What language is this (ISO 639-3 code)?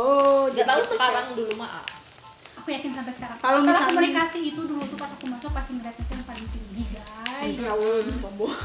ind